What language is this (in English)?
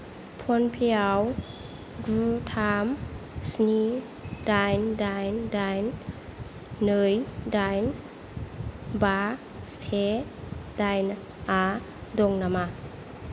Bodo